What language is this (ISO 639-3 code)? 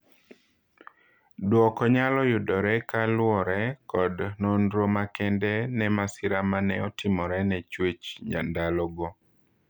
luo